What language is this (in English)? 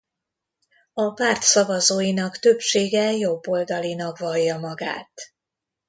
Hungarian